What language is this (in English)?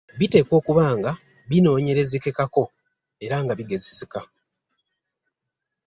Ganda